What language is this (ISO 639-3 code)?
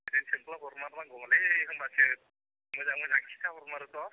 brx